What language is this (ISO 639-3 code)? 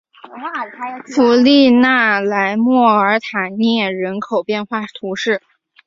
zho